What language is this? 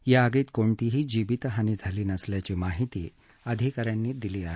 Marathi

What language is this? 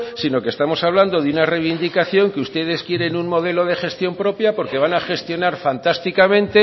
Spanish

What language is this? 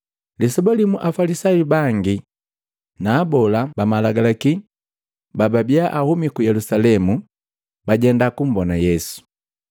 Matengo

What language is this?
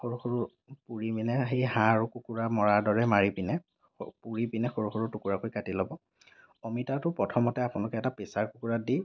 Assamese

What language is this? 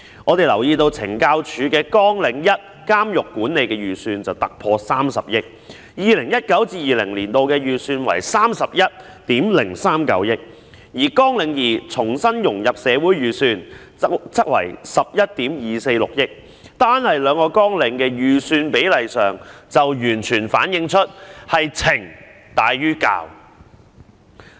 Cantonese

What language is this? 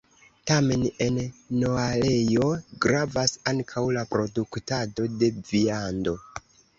Esperanto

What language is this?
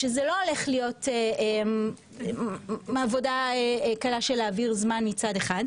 Hebrew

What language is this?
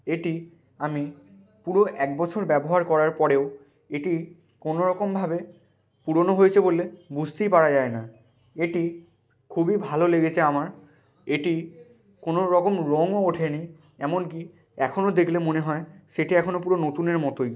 Bangla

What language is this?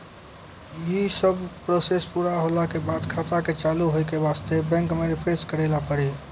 Maithili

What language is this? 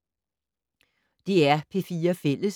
Danish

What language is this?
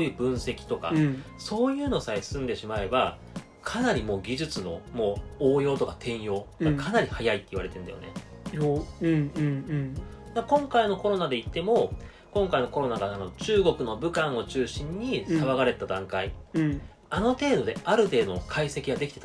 Japanese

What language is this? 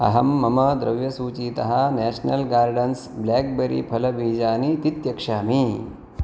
Sanskrit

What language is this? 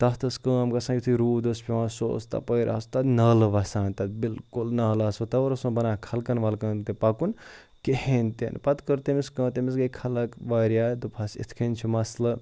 Kashmiri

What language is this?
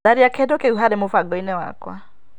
Kikuyu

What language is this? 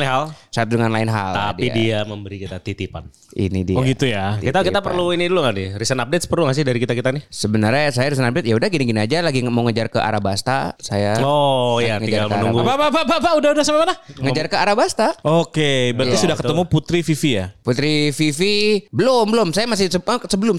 Indonesian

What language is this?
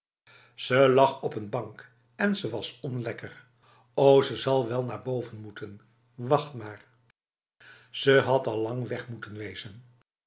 Dutch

